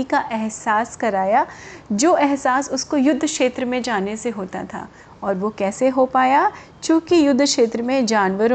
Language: Hindi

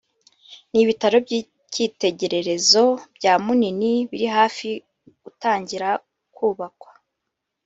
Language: Kinyarwanda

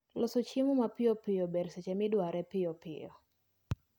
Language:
Luo (Kenya and Tanzania)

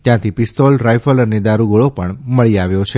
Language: Gujarati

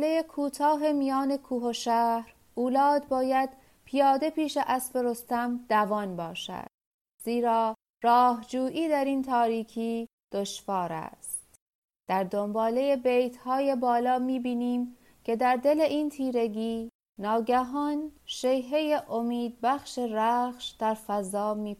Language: Persian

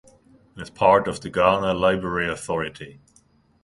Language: English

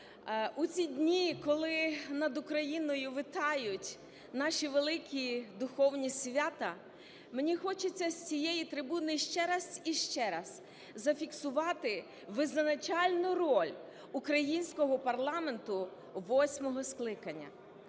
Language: Ukrainian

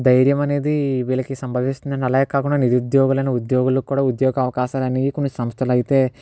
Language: Telugu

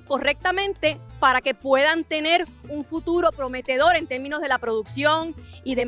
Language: Spanish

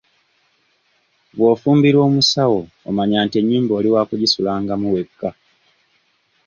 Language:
Ganda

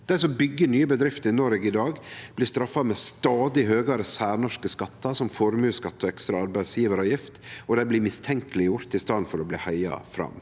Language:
Norwegian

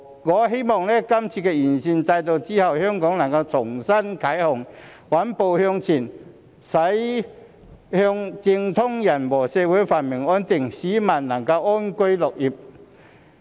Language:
Cantonese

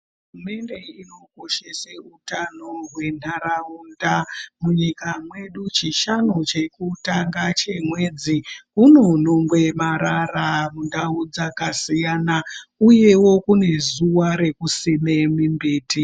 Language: Ndau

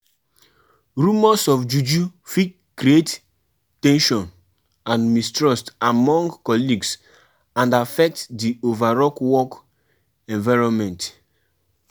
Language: Nigerian Pidgin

